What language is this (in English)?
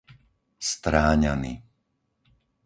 Slovak